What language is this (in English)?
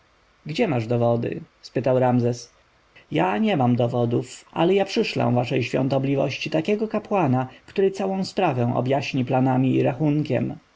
Polish